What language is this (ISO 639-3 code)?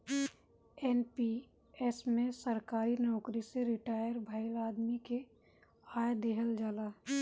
bho